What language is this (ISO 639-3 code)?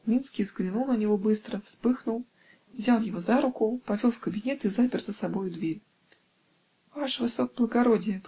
rus